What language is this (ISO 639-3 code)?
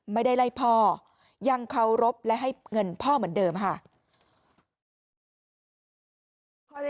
tha